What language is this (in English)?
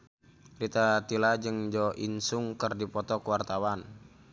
Sundanese